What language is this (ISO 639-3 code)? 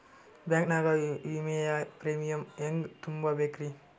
kan